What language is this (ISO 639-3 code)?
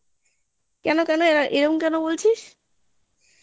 ben